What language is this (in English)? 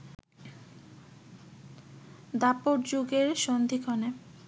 Bangla